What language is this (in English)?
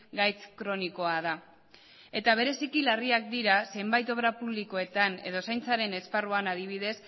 Basque